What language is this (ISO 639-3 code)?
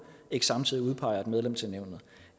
dan